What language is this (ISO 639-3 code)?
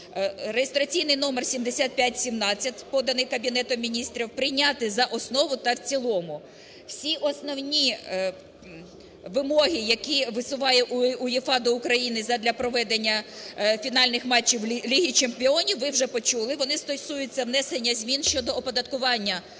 ukr